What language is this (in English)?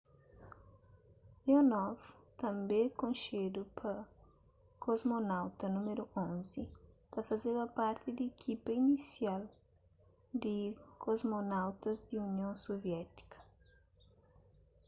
Kabuverdianu